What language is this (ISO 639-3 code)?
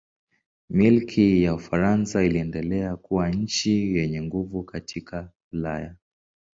swa